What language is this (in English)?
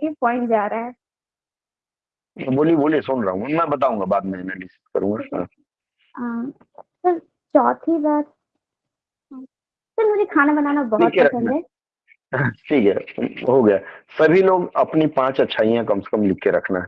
Hindi